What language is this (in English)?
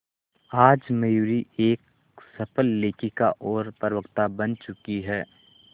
Hindi